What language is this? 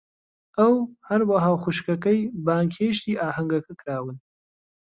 Central Kurdish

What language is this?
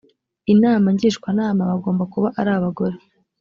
Kinyarwanda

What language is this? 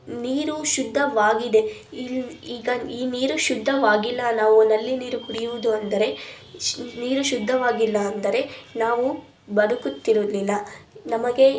Kannada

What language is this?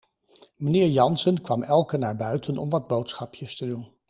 Dutch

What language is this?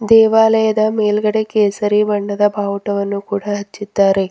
Kannada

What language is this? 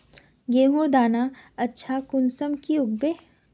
Magahi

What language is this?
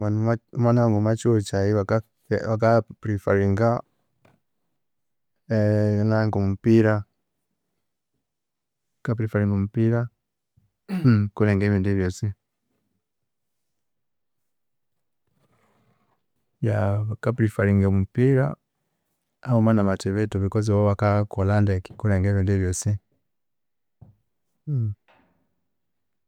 Konzo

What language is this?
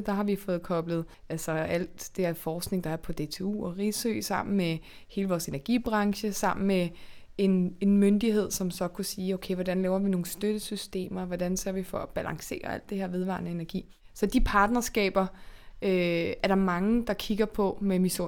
Danish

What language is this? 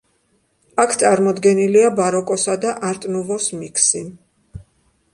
Georgian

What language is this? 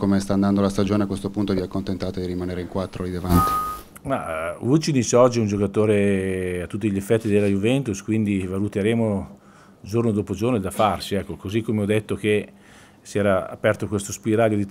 Italian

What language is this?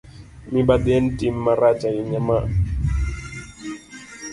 Luo (Kenya and Tanzania)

